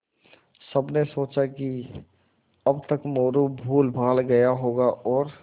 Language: Hindi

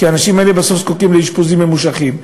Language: Hebrew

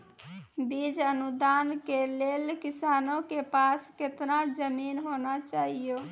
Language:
Maithili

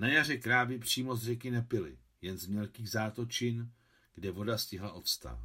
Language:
Czech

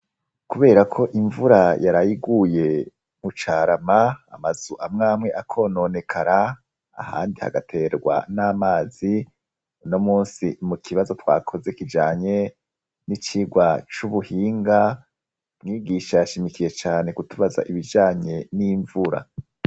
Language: Rundi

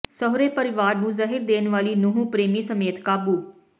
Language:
Punjabi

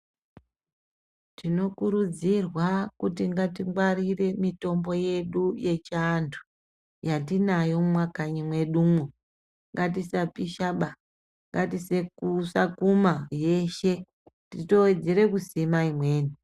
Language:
Ndau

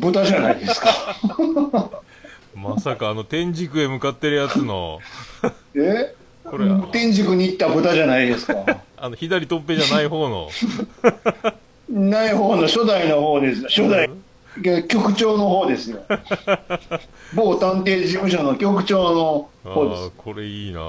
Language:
Japanese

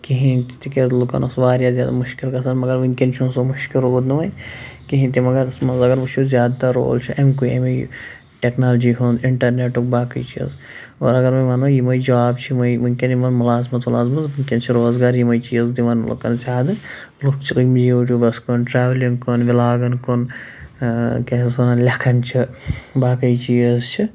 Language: Kashmiri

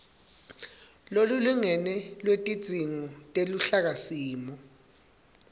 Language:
Swati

